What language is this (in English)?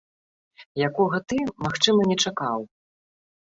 Belarusian